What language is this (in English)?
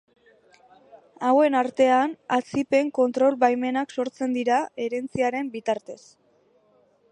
Basque